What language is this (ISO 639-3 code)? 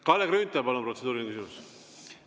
est